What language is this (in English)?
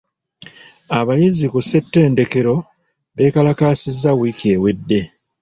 Ganda